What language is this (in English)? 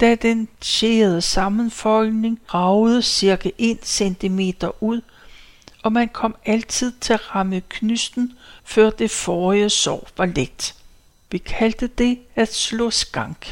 Danish